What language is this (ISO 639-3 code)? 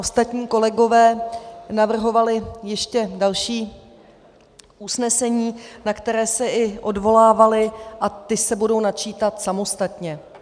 ces